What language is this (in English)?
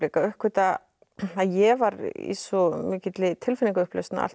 Icelandic